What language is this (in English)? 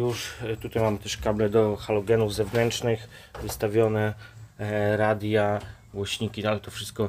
Polish